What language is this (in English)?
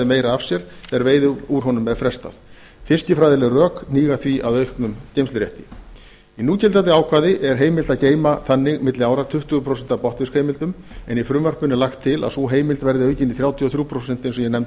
Icelandic